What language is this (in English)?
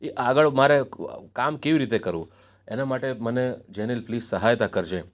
Gujarati